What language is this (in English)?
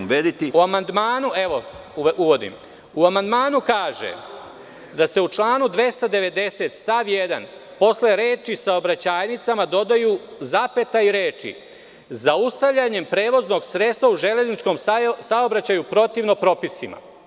Serbian